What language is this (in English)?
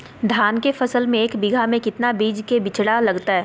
Magahi